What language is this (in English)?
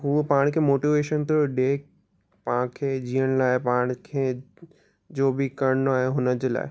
Sindhi